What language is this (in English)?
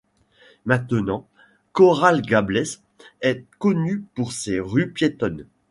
French